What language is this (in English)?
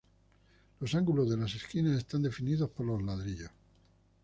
Spanish